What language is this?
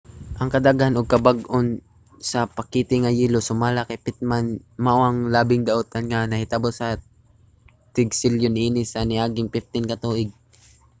Cebuano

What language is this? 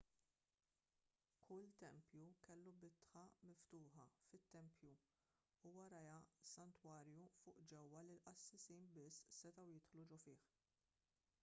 Maltese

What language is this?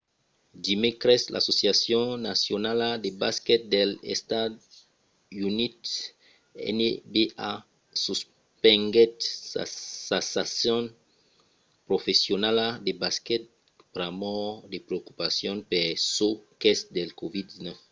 Occitan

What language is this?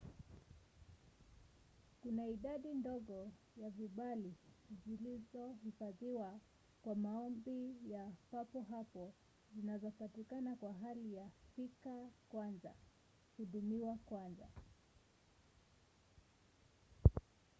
Swahili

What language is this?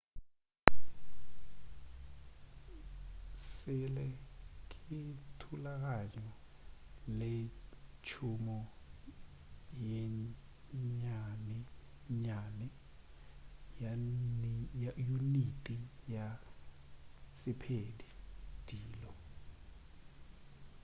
Northern Sotho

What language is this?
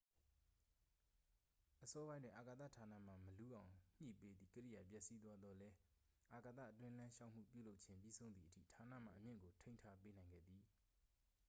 Burmese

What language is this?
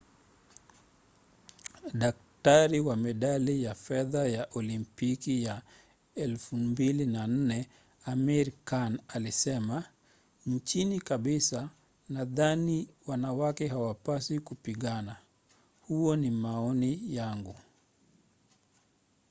Swahili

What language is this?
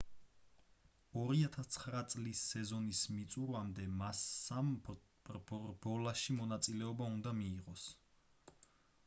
Georgian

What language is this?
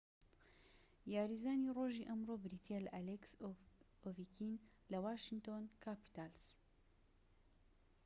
Central Kurdish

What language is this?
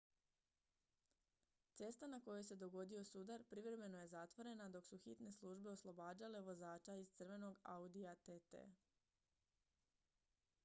Croatian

